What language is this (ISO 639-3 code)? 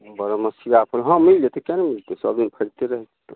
mai